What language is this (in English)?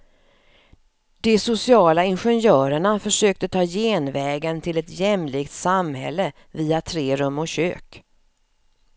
Swedish